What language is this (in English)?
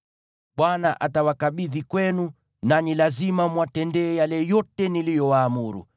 Swahili